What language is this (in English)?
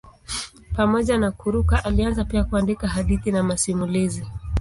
Swahili